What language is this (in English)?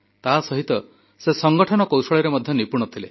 Odia